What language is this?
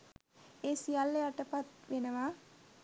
Sinhala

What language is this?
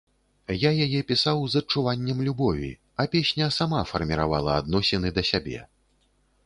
Belarusian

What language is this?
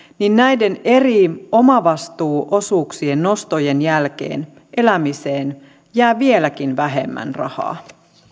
Finnish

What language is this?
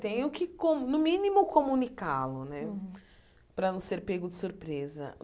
Portuguese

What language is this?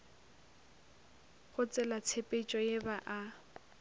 Northern Sotho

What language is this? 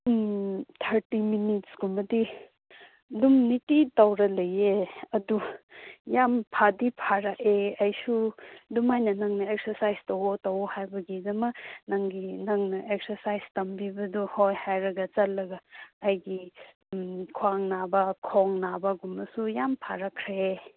Manipuri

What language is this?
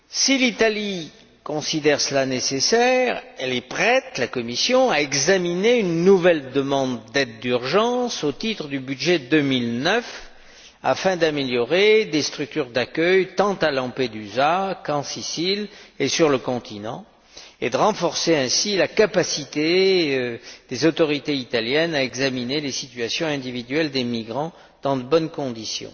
French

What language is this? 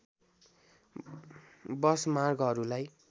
Nepali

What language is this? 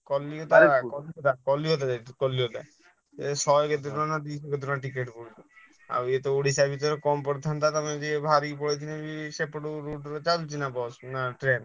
Odia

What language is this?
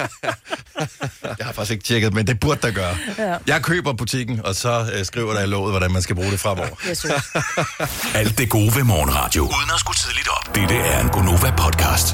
Danish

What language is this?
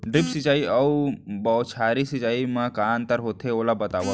Chhattisgarhi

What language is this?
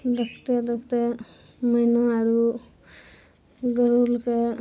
Maithili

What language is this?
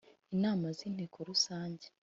Kinyarwanda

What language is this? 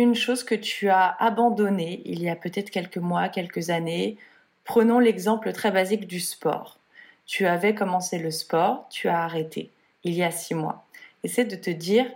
French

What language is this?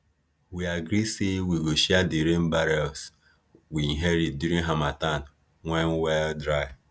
Nigerian Pidgin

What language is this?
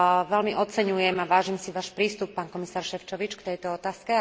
Slovak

